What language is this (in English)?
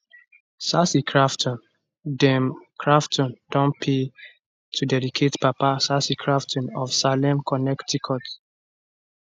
Nigerian Pidgin